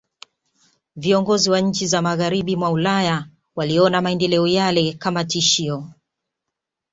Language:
Swahili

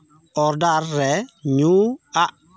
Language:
Santali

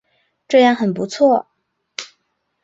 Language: Chinese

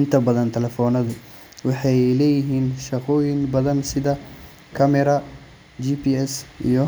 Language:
Somali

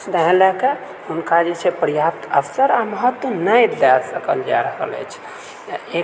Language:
Maithili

